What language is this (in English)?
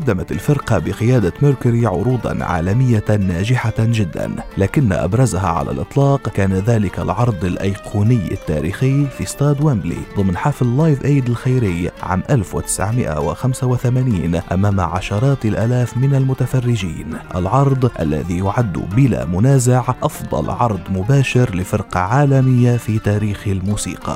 Arabic